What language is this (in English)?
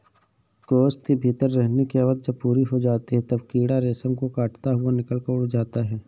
Hindi